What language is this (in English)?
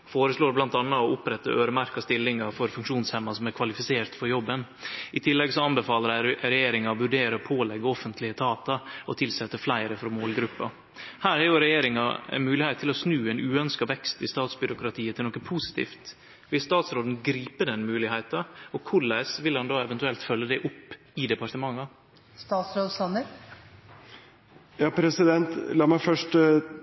Norwegian